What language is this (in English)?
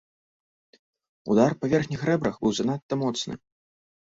Belarusian